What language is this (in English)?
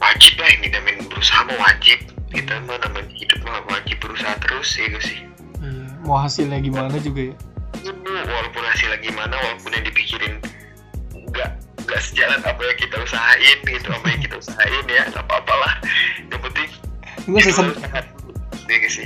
Indonesian